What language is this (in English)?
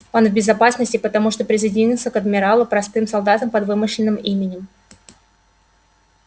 Russian